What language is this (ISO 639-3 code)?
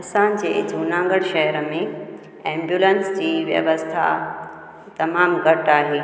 snd